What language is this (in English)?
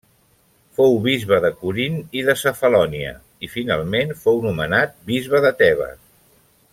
Catalan